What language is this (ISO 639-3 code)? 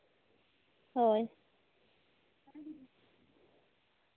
sat